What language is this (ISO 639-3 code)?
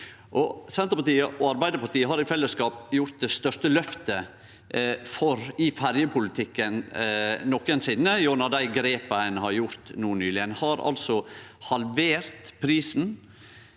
nor